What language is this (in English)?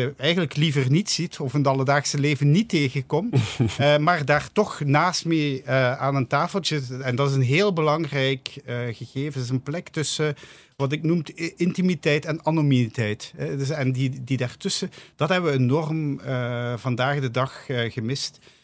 Dutch